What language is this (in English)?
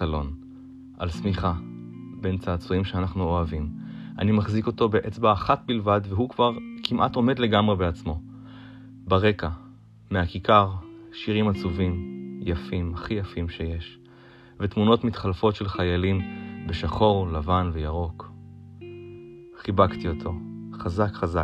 Hebrew